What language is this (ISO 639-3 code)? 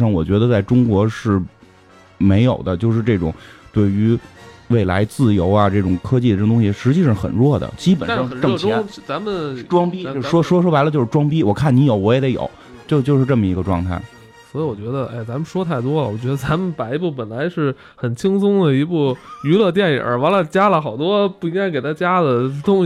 zho